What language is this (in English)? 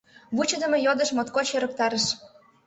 Mari